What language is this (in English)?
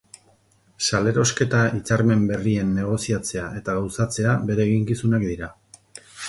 Basque